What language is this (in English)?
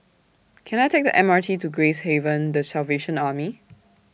English